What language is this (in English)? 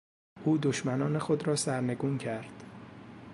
Persian